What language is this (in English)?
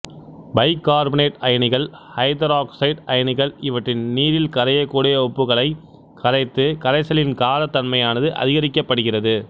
Tamil